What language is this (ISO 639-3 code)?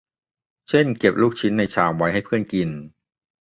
tha